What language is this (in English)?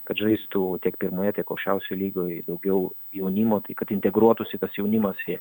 Lithuanian